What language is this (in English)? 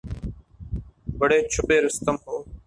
Urdu